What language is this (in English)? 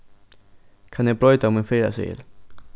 Faroese